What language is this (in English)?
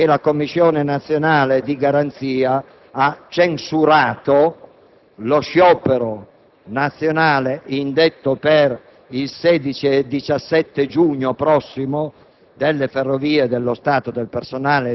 Italian